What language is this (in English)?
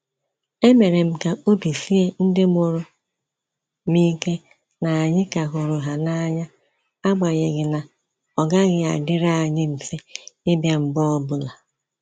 Igbo